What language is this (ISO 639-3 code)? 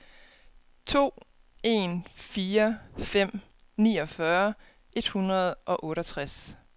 dan